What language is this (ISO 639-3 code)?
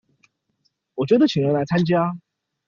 zho